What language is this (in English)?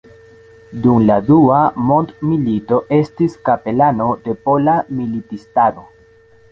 Esperanto